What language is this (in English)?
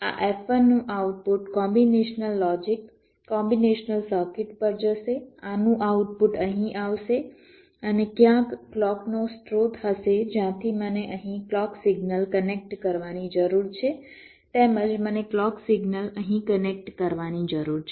Gujarati